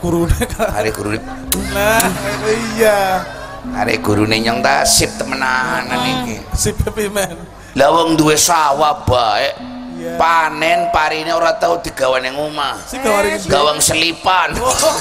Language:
Indonesian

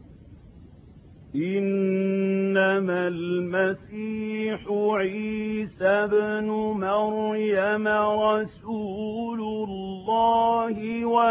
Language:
Arabic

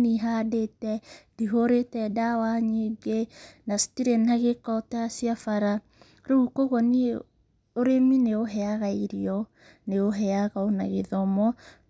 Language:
Kikuyu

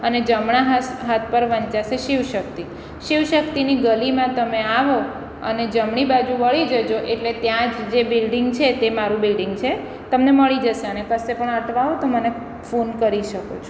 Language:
Gujarati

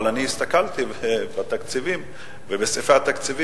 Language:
Hebrew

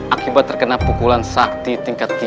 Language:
Indonesian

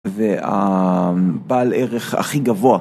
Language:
Hebrew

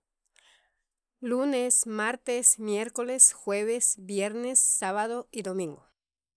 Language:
Sacapulteco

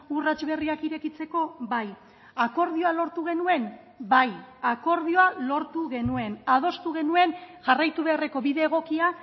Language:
Basque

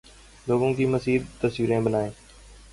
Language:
Urdu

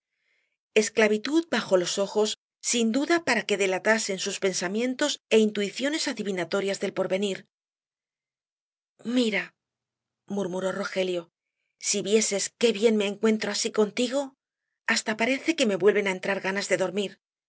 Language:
Spanish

